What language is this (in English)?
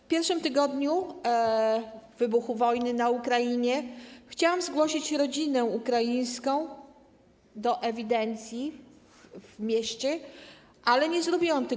Polish